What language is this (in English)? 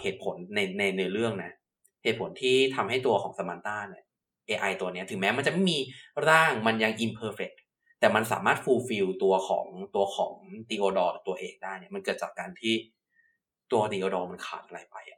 Thai